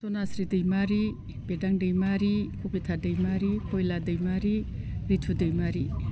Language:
Bodo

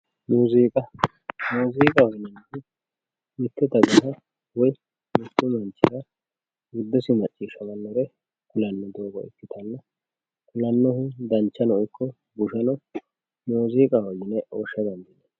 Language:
Sidamo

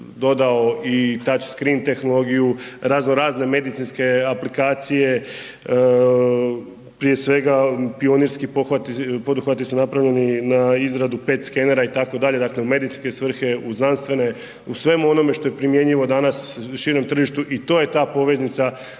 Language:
Croatian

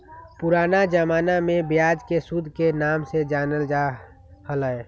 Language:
Magahi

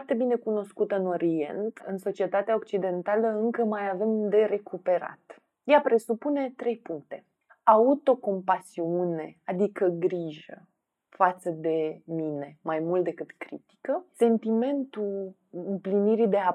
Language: Romanian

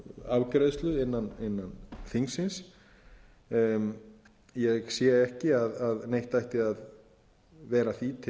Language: Icelandic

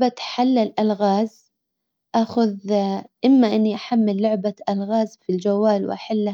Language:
Hijazi Arabic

